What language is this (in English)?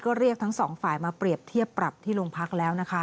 Thai